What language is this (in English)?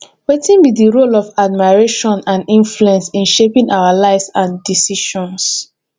Nigerian Pidgin